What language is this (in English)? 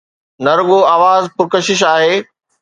Sindhi